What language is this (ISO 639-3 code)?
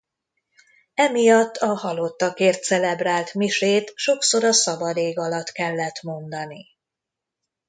hun